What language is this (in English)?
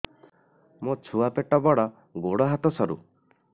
Odia